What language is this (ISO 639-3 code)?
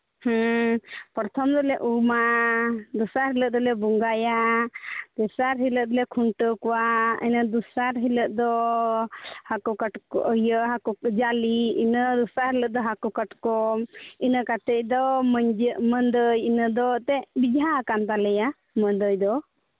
sat